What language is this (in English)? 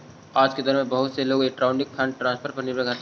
Magahi